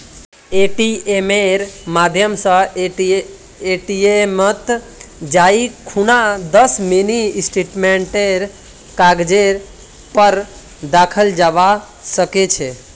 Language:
Magahi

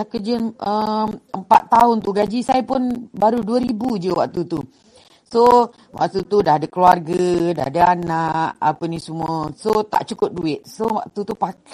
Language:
Malay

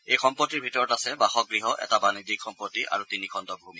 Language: Assamese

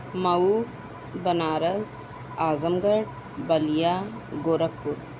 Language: Urdu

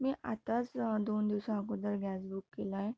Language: Marathi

